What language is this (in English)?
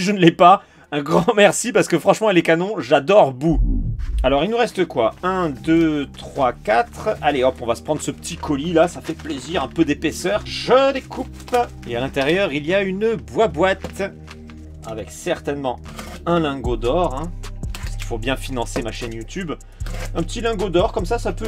French